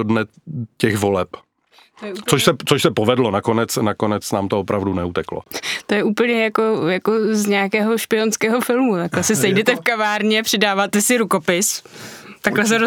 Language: Czech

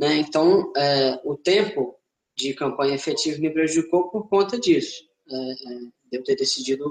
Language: Portuguese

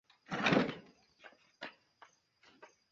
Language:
Esperanto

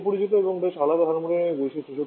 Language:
Bangla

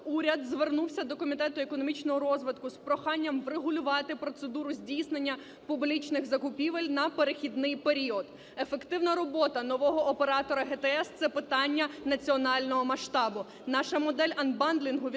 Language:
Ukrainian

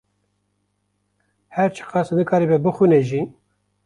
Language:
Kurdish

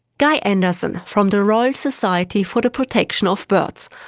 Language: English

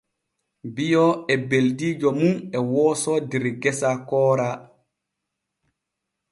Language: Borgu Fulfulde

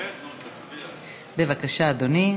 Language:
Hebrew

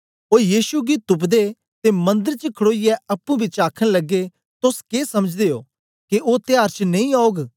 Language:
Dogri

